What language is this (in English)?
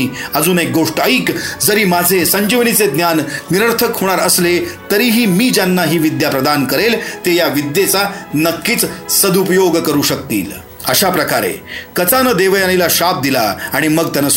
Marathi